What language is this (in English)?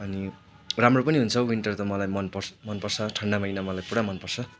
Nepali